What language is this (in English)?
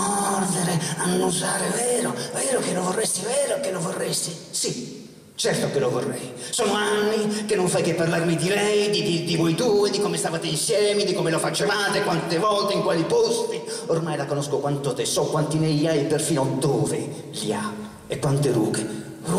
Italian